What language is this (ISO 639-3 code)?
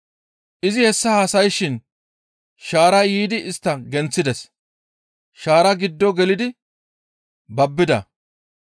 gmv